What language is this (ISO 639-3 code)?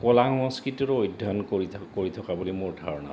asm